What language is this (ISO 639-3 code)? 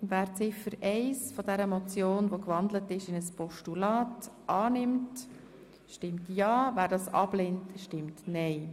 gsw